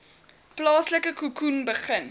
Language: Afrikaans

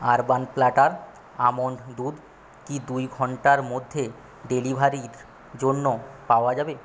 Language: Bangla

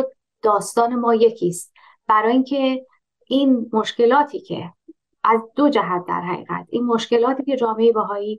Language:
Persian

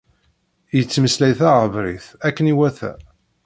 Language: Kabyle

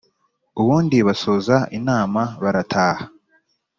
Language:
Kinyarwanda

